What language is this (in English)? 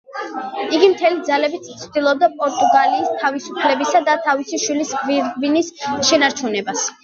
Georgian